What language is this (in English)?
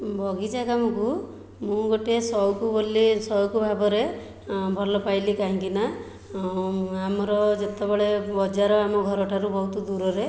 Odia